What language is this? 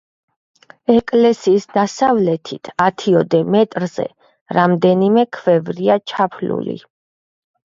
Georgian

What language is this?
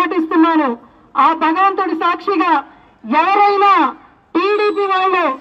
Telugu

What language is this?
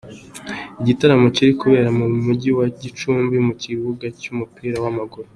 Kinyarwanda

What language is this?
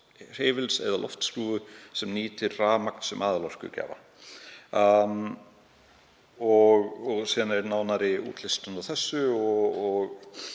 Icelandic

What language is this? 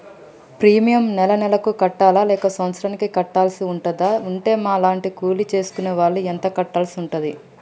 Telugu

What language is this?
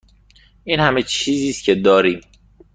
Persian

